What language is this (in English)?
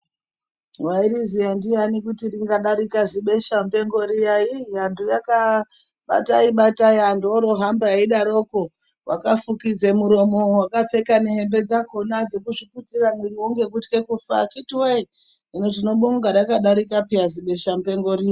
Ndau